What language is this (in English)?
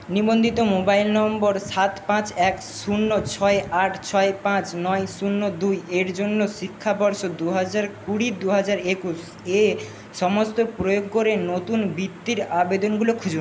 Bangla